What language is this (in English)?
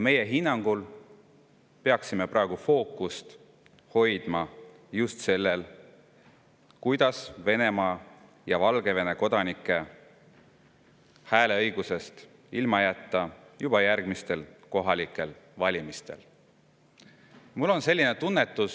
Estonian